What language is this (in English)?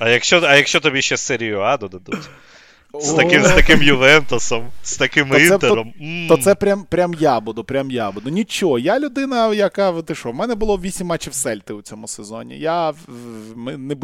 Ukrainian